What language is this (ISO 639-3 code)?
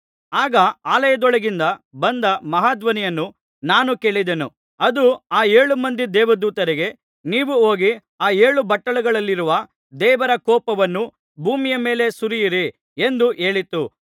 kan